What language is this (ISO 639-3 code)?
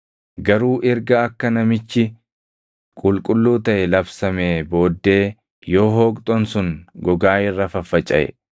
orm